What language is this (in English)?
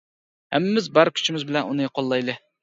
Uyghur